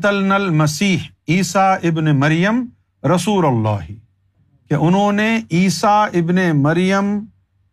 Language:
Urdu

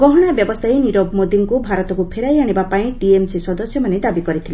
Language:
Odia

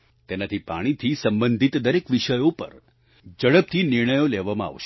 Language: Gujarati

